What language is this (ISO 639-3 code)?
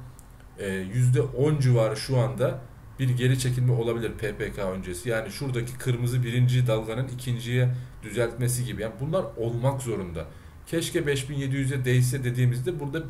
tur